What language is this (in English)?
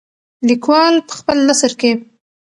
Pashto